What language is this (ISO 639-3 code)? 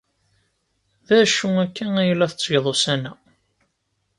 kab